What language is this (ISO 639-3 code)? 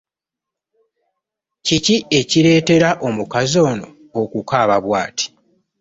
lug